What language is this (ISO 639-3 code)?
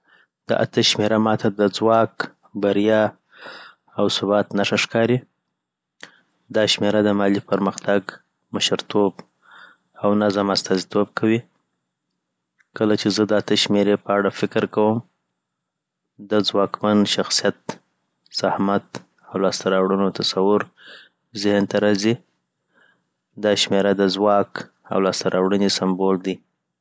pbt